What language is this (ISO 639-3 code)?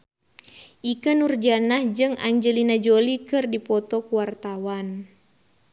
sun